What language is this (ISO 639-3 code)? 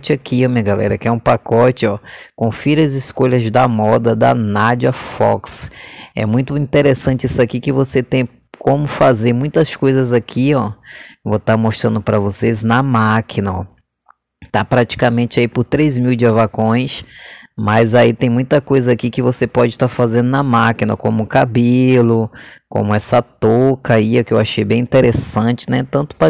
por